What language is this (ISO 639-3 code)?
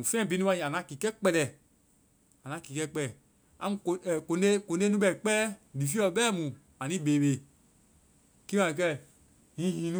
vai